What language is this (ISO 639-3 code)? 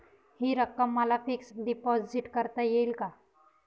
mar